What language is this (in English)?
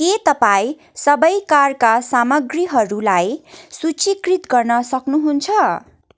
Nepali